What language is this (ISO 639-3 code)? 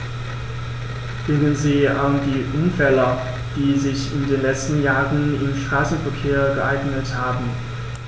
deu